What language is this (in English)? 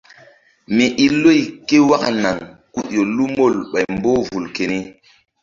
Mbum